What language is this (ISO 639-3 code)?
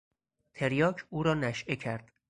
fas